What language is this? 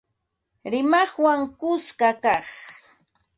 Ambo-Pasco Quechua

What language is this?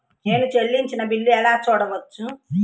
Telugu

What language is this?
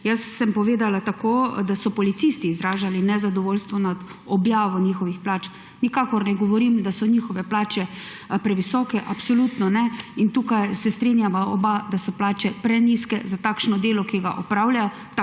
Slovenian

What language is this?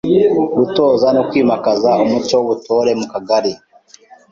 Kinyarwanda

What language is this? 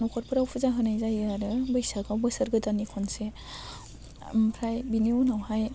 Bodo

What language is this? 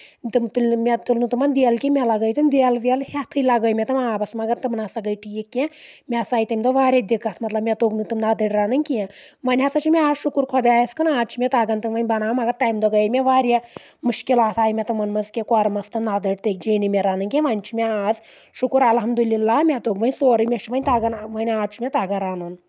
Kashmiri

